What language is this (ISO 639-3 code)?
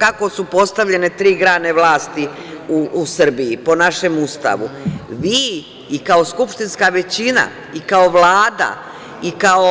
srp